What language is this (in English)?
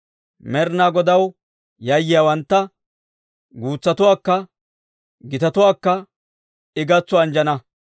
Dawro